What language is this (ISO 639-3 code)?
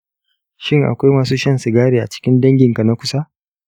hau